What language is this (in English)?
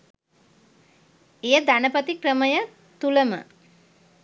Sinhala